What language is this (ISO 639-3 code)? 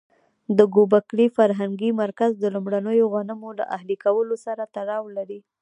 pus